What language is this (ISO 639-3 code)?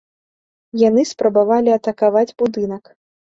bel